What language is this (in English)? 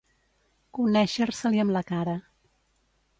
Catalan